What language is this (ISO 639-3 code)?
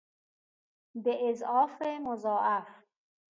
fas